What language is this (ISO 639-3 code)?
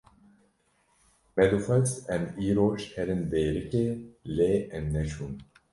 kur